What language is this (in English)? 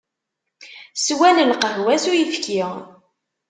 Kabyle